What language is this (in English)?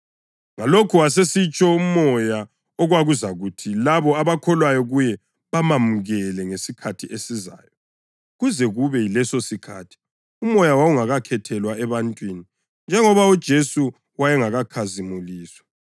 North Ndebele